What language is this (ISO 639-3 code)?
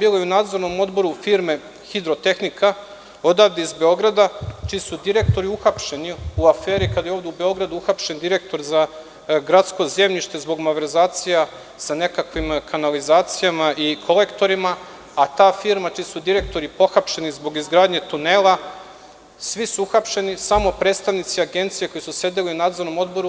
srp